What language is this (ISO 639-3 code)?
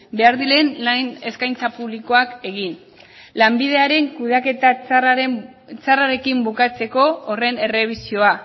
eus